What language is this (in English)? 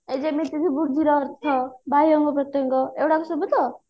Odia